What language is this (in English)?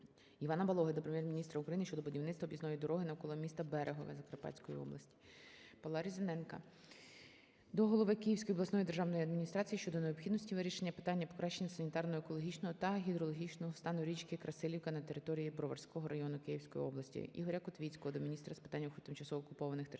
Ukrainian